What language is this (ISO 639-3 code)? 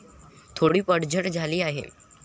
mar